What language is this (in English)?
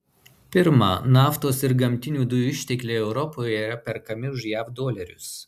Lithuanian